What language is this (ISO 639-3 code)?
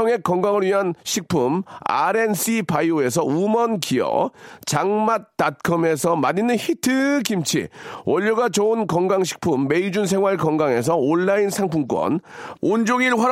kor